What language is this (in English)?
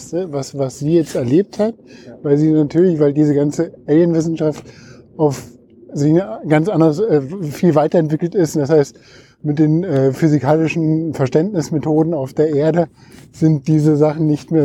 German